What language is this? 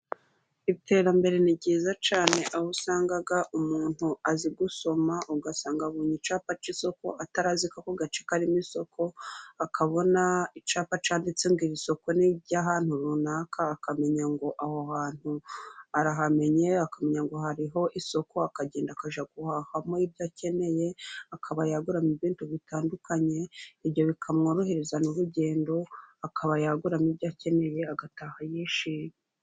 Kinyarwanda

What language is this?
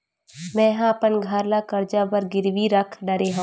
Chhattisgarhi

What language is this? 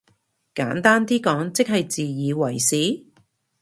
Cantonese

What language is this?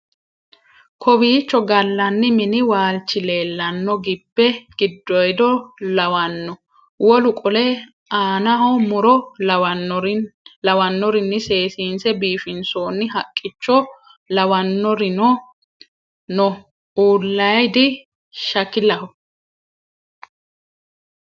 Sidamo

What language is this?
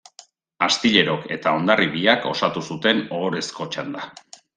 Basque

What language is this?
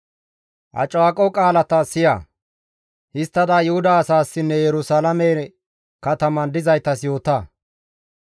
Gamo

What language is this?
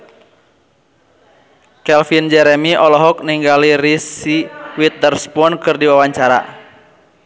Sundanese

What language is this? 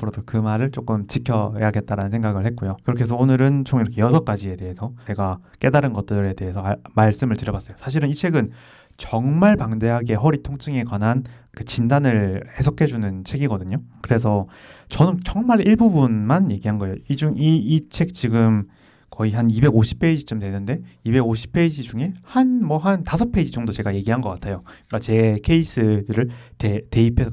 Korean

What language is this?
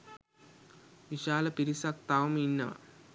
Sinhala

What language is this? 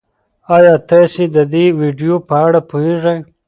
Pashto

